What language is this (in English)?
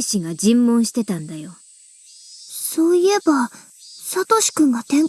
Japanese